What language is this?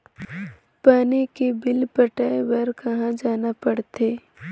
Chhattisgarhi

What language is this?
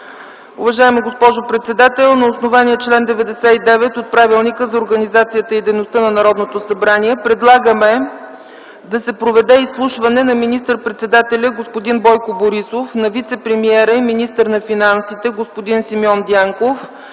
Bulgarian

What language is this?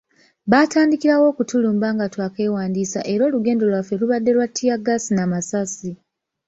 Ganda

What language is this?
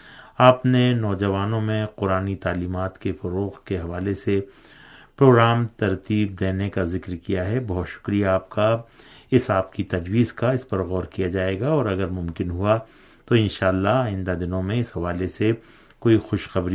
Urdu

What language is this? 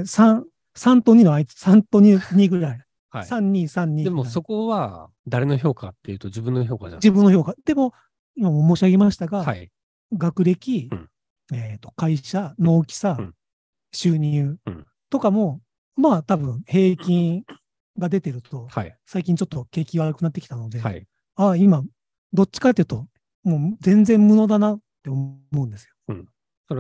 Japanese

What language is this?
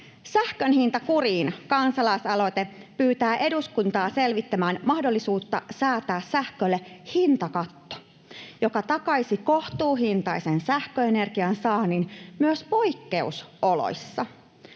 Finnish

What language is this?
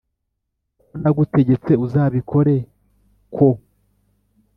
Kinyarwanda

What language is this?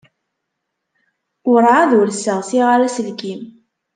Kabyle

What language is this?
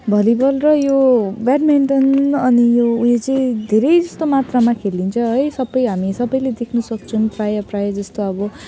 Nepali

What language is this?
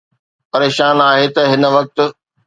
Sindhi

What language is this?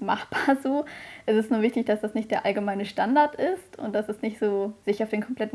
German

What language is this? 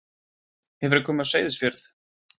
Icelandic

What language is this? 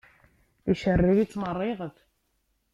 Kabyle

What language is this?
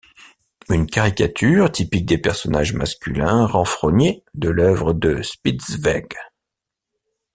French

